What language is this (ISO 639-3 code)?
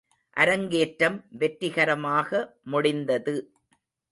tam